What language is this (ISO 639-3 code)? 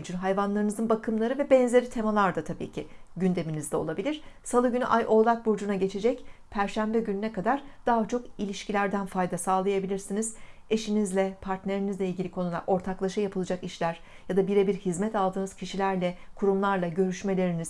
tur